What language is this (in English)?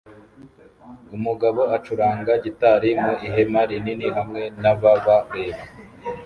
Kinyarwanda